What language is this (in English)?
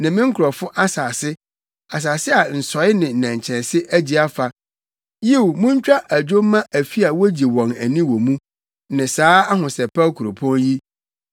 Akan